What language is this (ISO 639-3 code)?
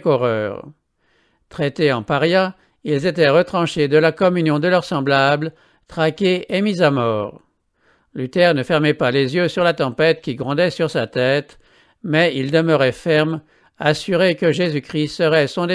fra